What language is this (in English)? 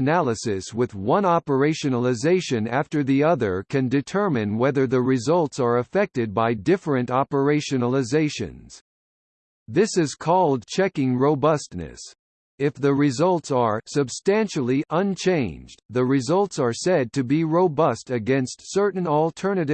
English